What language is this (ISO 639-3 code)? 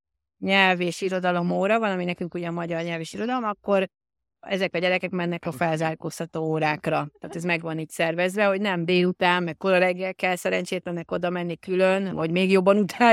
hun